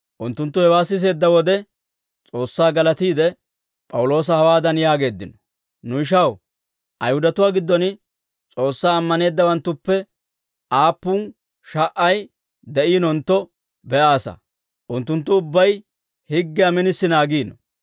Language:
Dawro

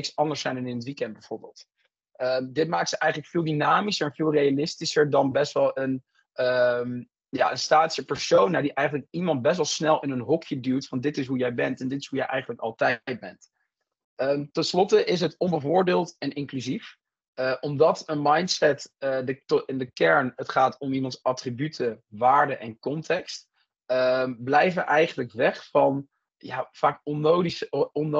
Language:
Dutch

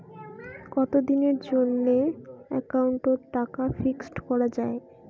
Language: Bangla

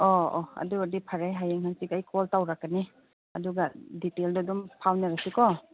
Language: Manipuri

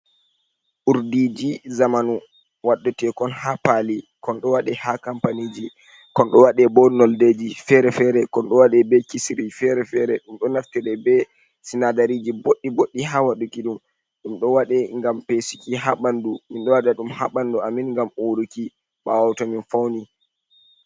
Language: Fula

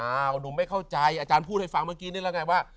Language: Thai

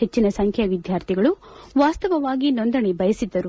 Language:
Kannada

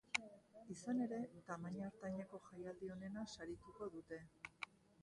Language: Basque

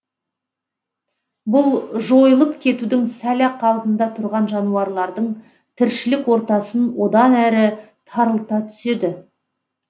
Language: Kazakh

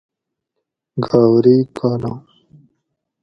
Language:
Gawri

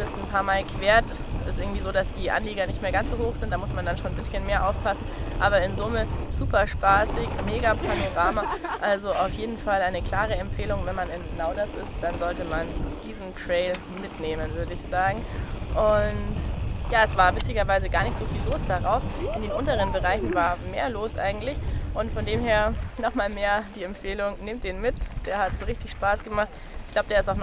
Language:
German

